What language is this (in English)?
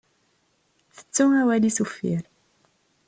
Kabyle